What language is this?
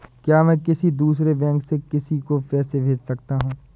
Hindi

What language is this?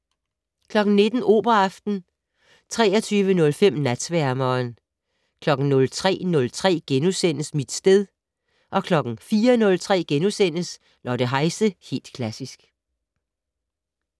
Danish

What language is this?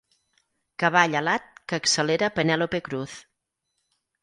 Catalan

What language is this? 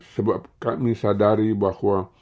Indonesian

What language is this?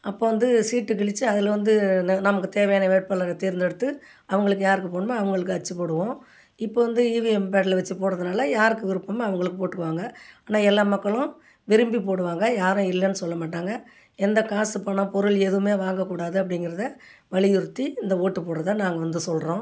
Tamil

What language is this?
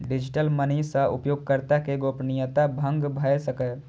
Maithili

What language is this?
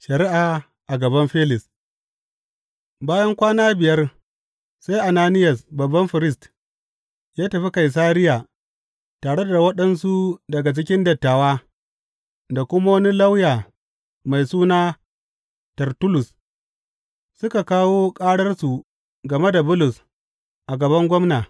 Hausa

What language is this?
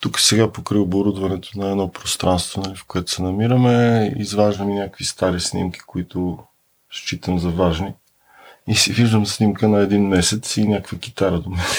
Bulgarian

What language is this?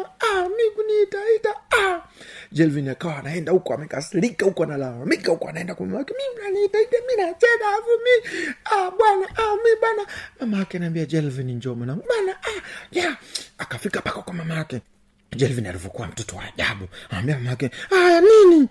Swahili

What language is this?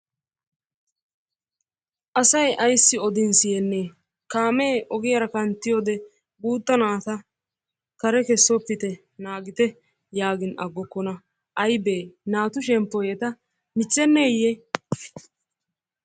Wolaytta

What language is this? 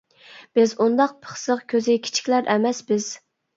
Uyghur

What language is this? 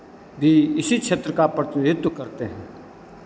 Hindi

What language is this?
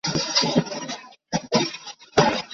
Chinese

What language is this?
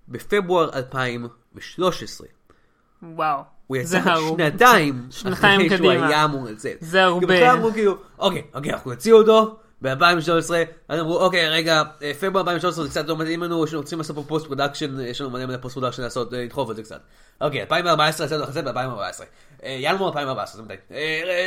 Hebrew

